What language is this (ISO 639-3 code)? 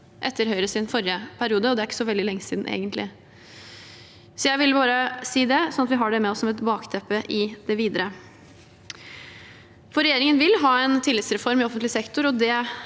nor